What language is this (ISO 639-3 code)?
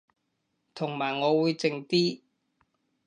yue